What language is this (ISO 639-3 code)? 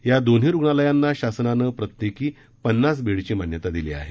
mar